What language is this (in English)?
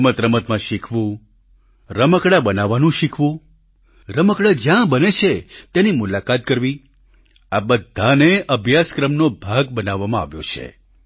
Gujarati